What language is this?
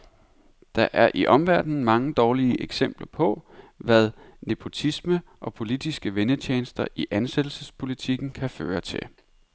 Danish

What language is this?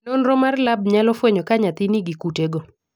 Luo (Kenya and Tanzania)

